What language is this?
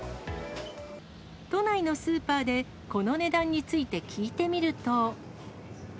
Japanese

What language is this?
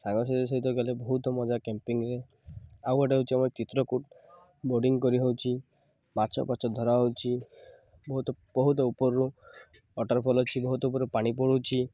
Odia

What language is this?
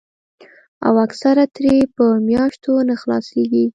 Pashto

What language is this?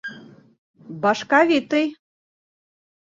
Bashkir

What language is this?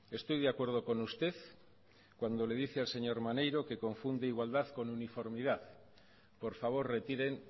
Spanish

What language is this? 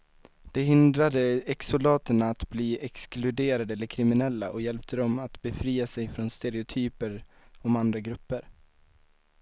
Swedish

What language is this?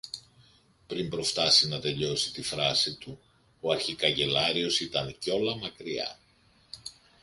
Greek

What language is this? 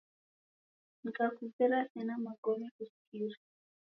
Taita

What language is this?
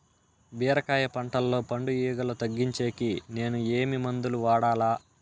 Telugu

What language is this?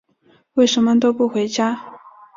Chinese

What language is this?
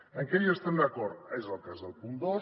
Catalan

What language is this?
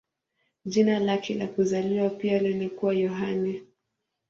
Swahili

